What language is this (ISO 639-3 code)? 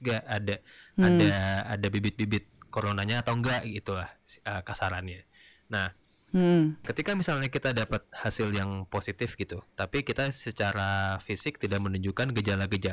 ind